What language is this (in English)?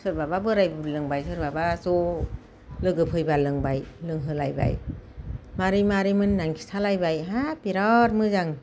Bodo